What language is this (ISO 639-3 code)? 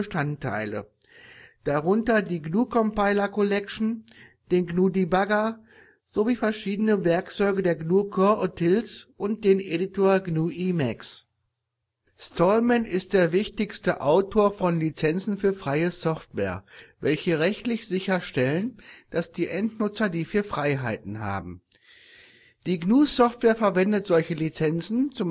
deu